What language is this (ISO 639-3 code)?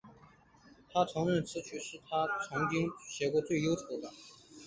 zho